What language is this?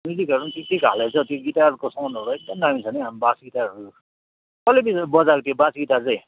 Nepali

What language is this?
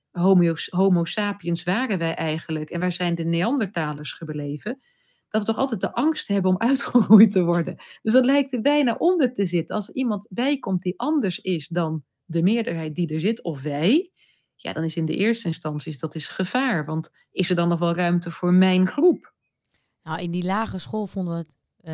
Dutch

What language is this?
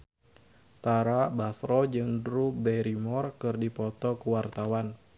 Sundanese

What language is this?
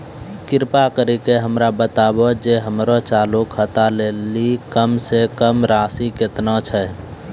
Maithili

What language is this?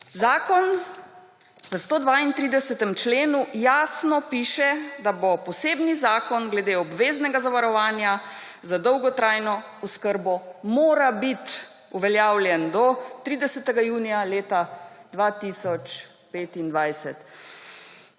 Slovenian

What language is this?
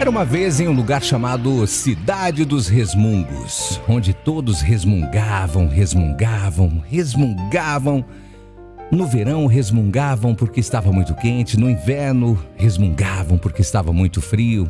Portuguese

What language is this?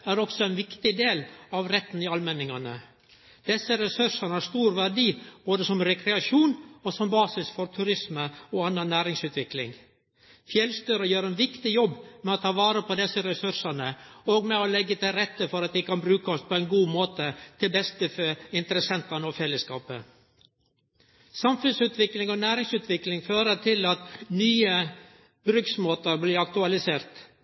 Norwegian Nynorsk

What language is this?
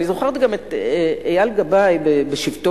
Hebrew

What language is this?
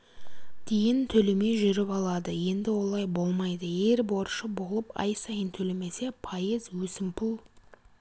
Kazakh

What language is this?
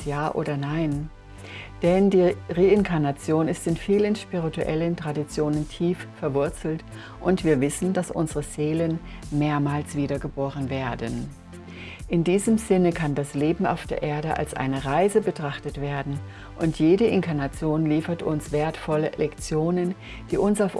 German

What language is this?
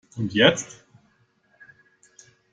German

